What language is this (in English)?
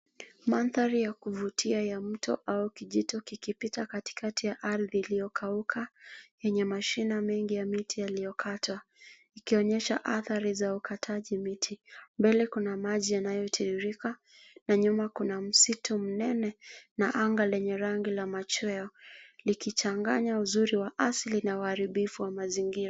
Swahili